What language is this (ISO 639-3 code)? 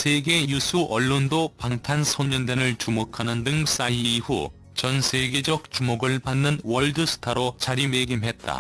kor